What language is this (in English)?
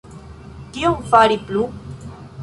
Esperanto